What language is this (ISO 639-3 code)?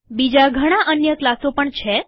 guj